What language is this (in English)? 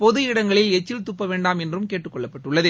Tamil